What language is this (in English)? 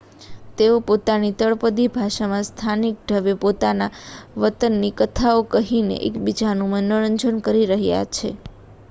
Gujarati